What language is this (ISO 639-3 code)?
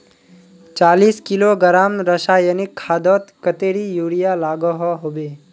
mag